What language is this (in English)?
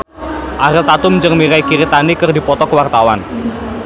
Sundanese